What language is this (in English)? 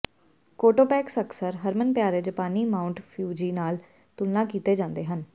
Punjabi